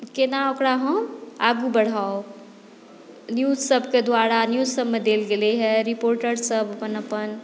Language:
Maithili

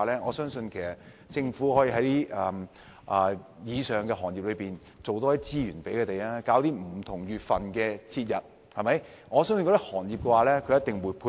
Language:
Cantonese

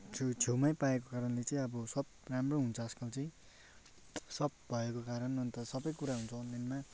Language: Nepali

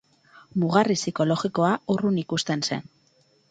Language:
Basque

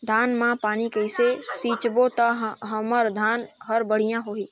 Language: Chhattisgarhi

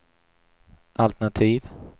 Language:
Swedish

